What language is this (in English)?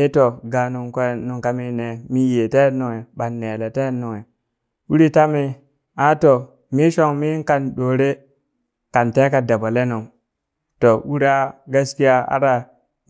Burak